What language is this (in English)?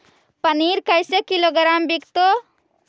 Magahi